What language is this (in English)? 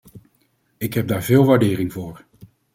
Dutch